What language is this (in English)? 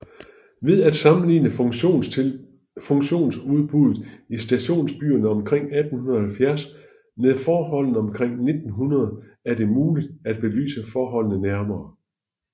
Danish